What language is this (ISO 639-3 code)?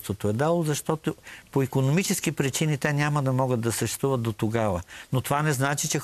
bul